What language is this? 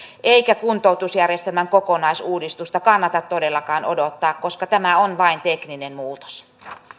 Finnish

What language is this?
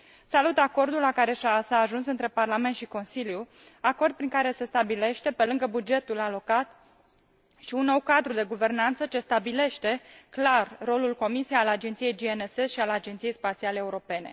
Romanian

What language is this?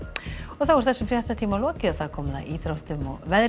Icelandic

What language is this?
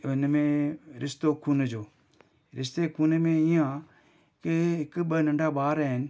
Sindhi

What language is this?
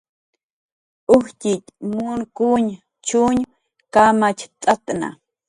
Jaqaru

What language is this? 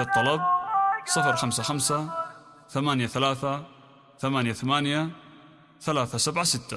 Arabic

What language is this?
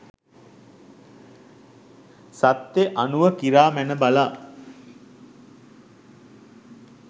Sinhala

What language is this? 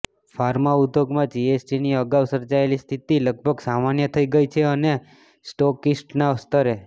Gujarati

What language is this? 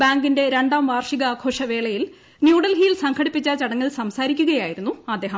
Malayalam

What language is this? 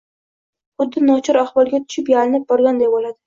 Uzbek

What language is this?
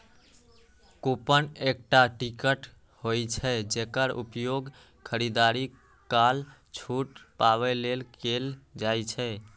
Maithili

